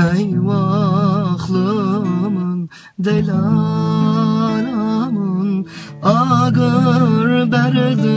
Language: Turkish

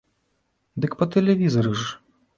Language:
Belarusian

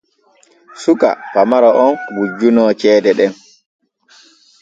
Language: Borgu Fulfulde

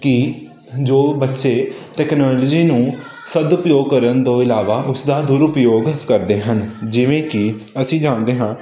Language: Punjabi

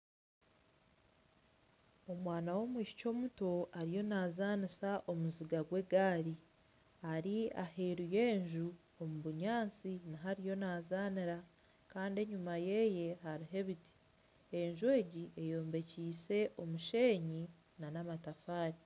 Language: Nyankole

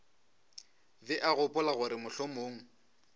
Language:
Northern Sotho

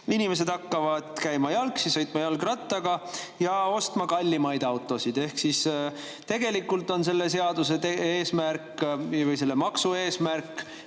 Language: Estonian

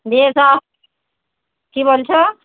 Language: Bangla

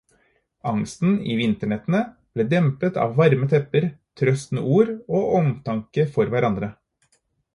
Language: Norwegian Bokmål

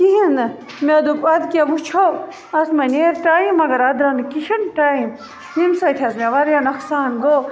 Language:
Kashmiri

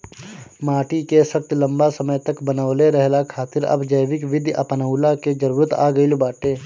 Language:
Bhojpuri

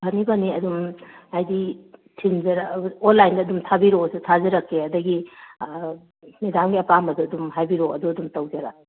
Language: Manipuri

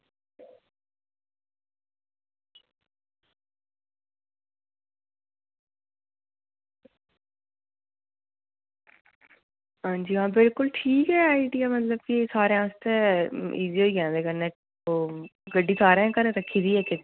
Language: Dogri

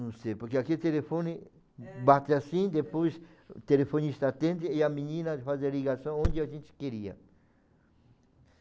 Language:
Portuguese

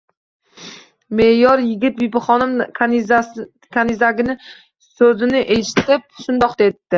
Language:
Uzbek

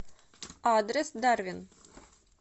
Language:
Russian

